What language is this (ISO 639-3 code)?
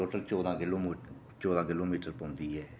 doi